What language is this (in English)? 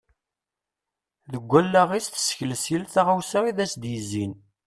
Kabyle